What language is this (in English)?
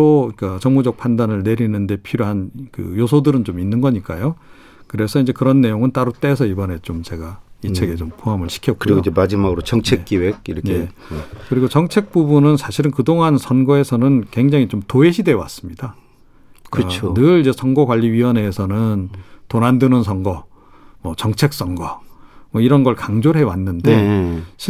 Korean